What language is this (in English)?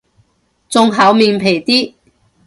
Cantonese